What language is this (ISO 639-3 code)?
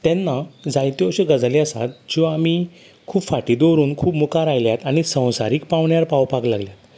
kok